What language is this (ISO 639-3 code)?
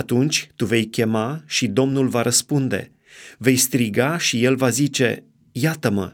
ron